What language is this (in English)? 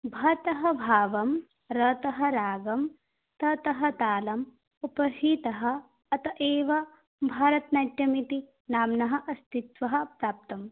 Sanskrit